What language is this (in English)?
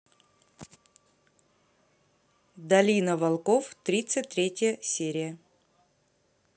Russian